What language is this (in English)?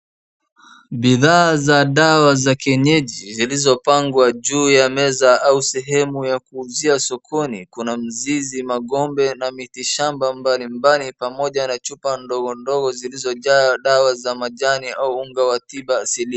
Swahili